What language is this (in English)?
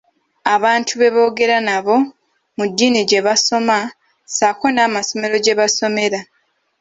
Ganda